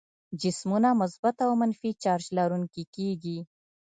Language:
Pashto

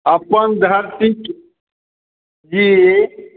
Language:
Maithili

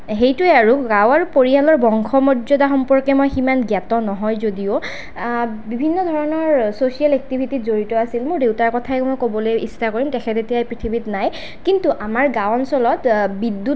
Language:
Assamese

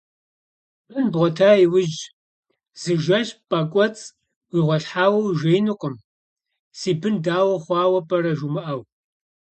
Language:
Kabardian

